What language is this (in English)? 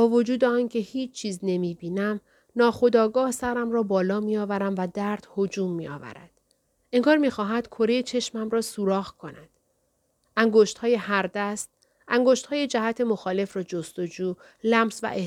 Persian